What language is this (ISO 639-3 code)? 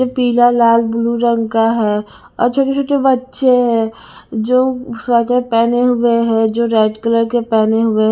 hin